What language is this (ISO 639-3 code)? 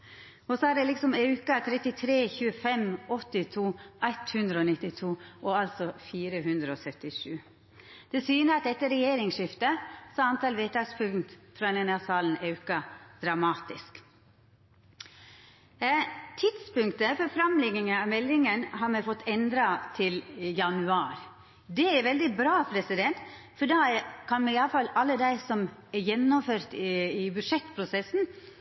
nno